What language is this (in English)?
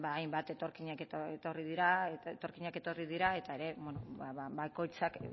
Basque